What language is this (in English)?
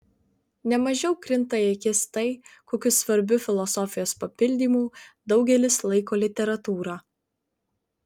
Lithuanian